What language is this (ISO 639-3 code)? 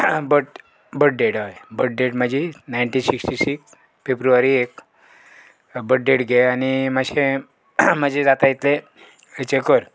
kok